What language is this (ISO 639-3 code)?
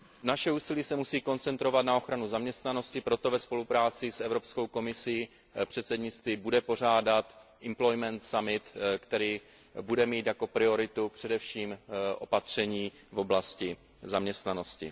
ces